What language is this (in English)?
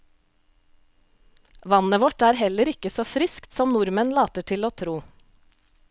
Norwegian